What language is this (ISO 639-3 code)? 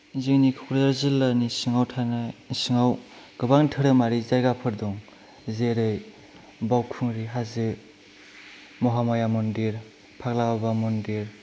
brx